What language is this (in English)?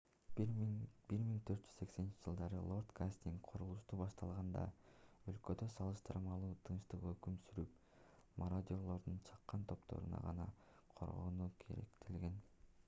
Kyrgyz